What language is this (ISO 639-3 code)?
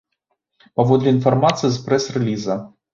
bel